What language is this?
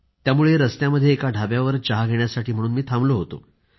Marathi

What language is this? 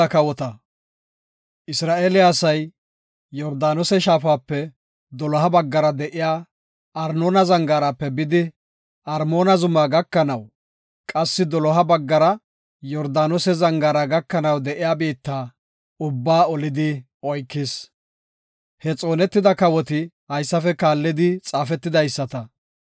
Gofa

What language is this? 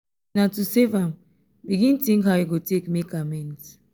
Nigerian Pidgin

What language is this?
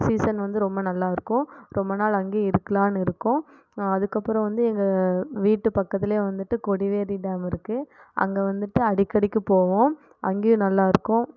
Tamil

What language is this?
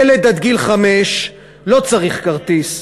Hebrew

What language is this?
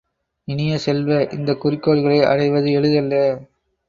Tamil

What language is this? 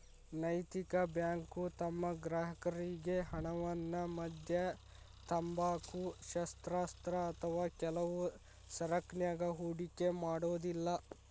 Kannada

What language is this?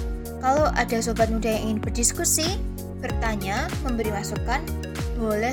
Indonesian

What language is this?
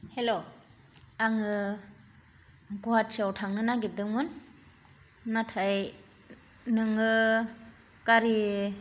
Bodo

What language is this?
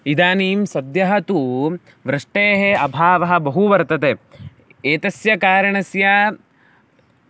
Sanskrit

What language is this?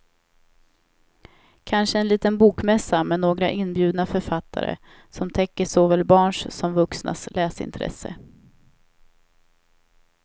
Swedish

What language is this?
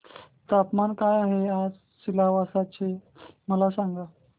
Marathi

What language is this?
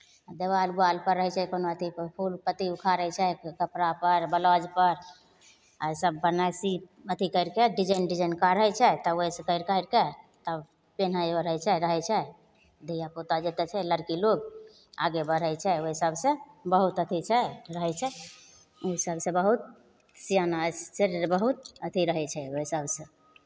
Maithili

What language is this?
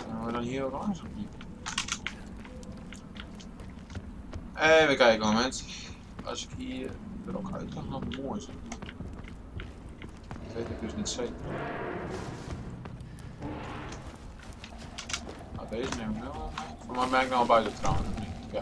Dutch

